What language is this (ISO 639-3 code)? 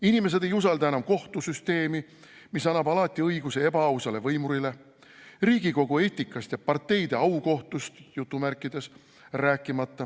est